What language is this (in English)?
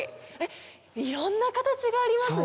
Japanese